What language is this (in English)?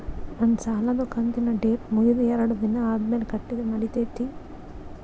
Kannada